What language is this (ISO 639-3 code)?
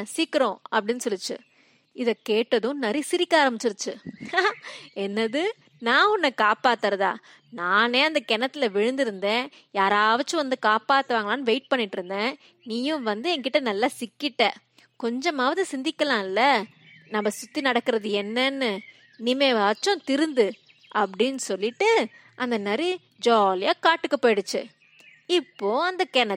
tam